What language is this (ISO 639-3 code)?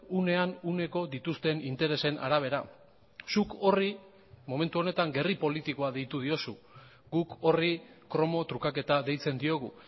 eus